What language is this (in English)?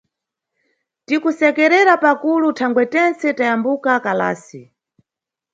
Nyungwe